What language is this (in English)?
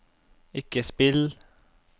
Norwegian